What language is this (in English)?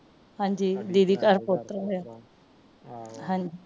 Punjabi